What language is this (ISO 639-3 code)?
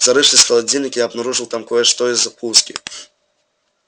rus